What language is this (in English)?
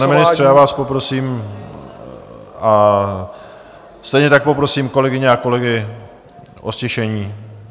Czech